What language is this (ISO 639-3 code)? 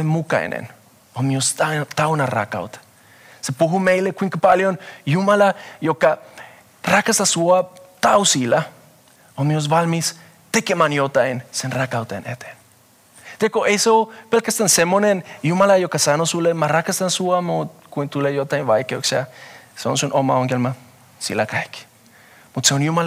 fin